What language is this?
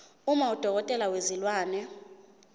Zulu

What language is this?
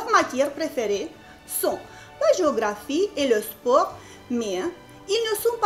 French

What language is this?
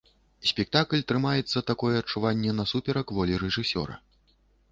Belarusian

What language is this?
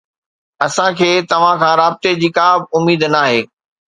Sindhi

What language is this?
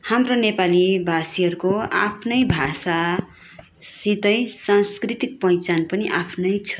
Nepali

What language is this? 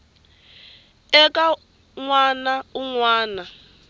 Tsonga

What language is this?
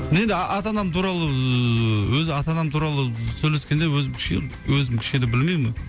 Kazakh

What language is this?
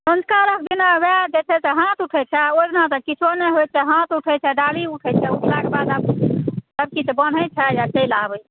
Maithili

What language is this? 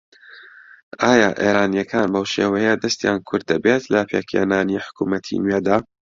Central Kurdish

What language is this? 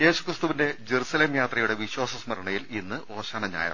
Malayalam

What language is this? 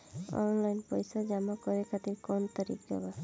Bhojpuri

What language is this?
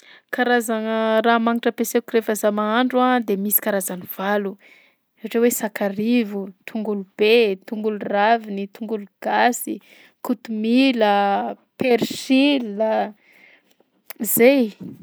Southern Betsimisaraka Malagasy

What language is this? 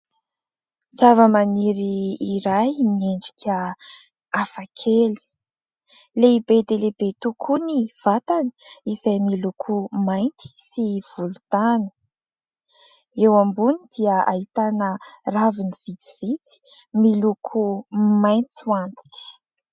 Malagasy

